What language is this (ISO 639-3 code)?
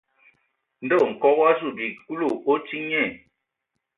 ewo